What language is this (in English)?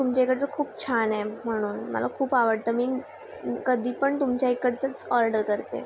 Marathi